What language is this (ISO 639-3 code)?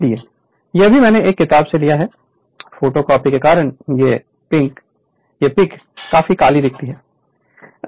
hin